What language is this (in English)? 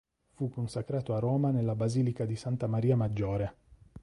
Italian